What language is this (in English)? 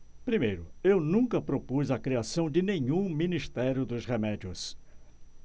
Portuguese